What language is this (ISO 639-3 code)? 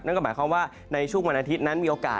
tha